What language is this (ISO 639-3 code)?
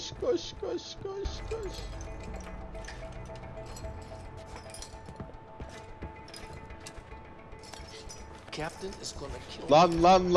tur